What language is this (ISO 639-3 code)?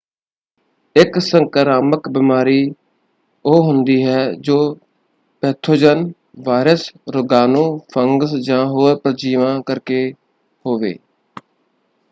pan